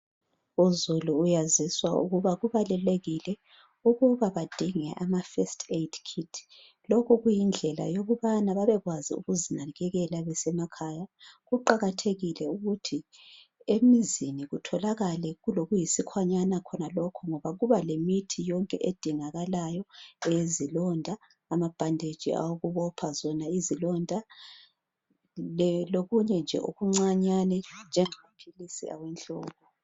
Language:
North Ndebele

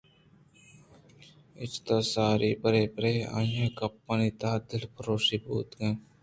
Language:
Eastern Balochi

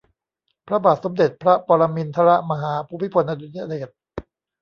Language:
Thai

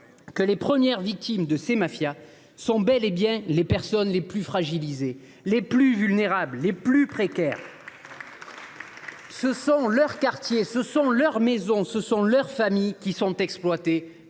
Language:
French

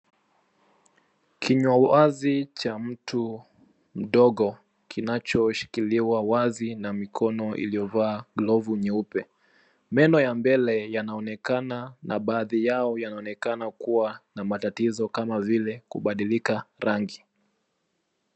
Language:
Swahili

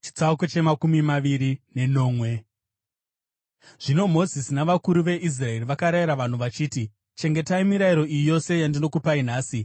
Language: Shona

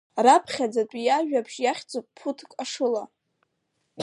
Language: Abkhazian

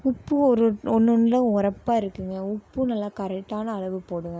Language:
Tamil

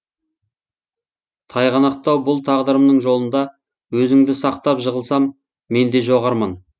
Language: Kazakh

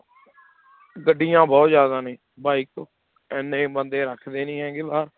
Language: Punjabi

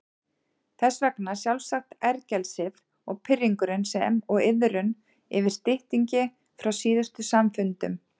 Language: Icelandic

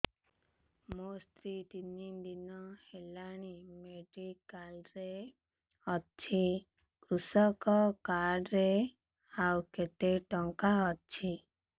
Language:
Odia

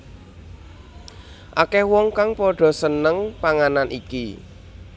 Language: Javanese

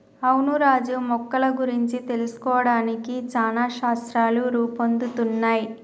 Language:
Telugu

